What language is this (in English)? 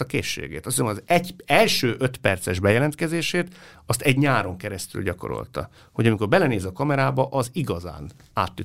Hungarian